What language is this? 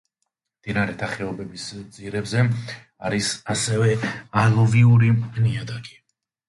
Georgian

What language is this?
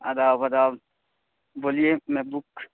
Urdu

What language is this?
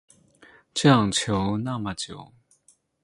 Chinese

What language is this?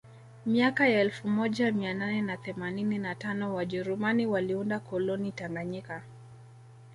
Swahili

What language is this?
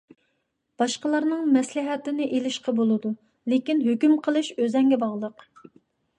Uyghur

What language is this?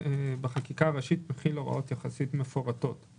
Hebrew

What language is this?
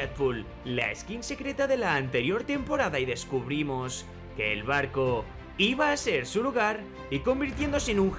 Spanish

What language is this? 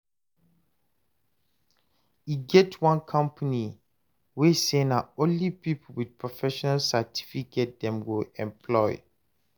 Nigerian Pidgin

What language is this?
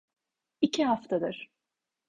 Turkish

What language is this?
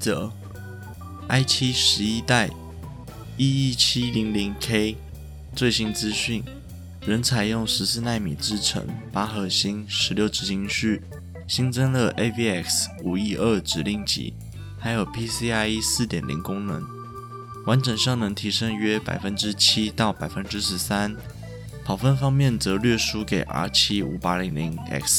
Chinese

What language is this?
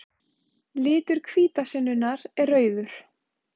Icelandic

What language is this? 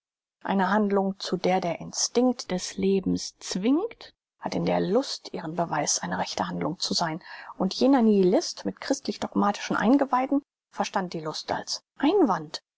German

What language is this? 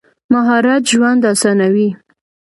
Pashto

